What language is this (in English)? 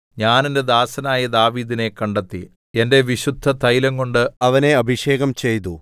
Malayalam